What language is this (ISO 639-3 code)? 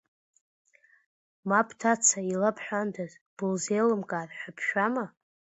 abk